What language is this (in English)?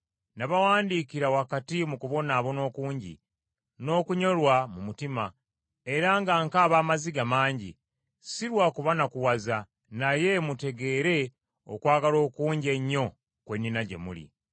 Ganda